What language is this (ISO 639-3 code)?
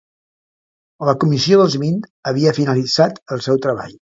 cat